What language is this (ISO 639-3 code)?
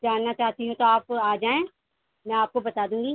urd